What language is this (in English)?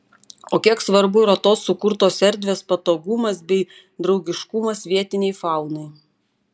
Lithuanian